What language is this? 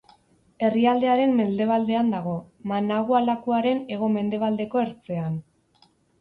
Basque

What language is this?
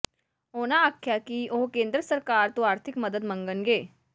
Punjabi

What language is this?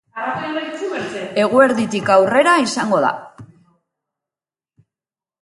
Basque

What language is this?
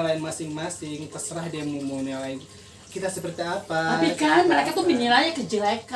Indonesian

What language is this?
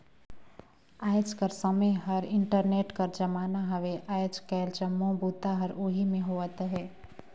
Chhattisgarhi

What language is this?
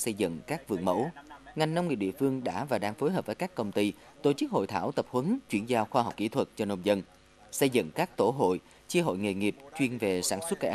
Vietnamese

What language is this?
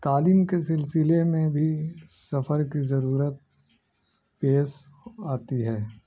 Urdu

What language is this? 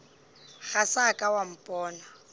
Northern Sotho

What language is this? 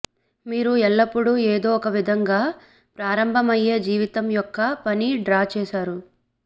Telugu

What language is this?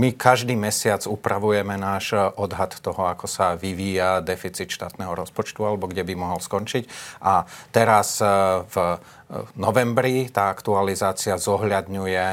Slovak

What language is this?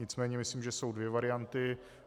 Czech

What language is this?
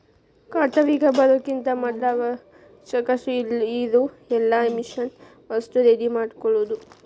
Kannada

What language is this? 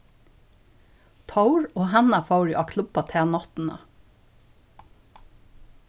Faroese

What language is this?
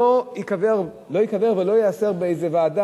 Hebrew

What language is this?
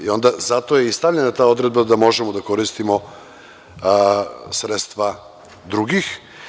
Serbian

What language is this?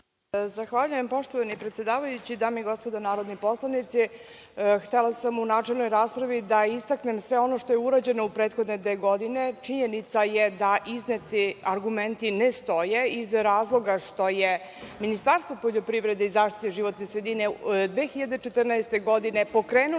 Serbian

